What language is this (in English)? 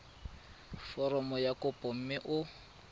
Tswana